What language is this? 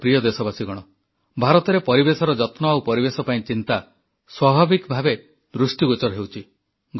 Odia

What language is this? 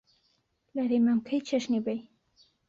Central Kurdish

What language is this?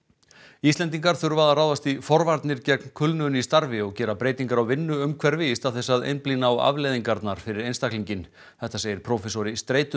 Icelandic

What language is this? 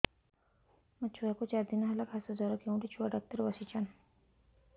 Odia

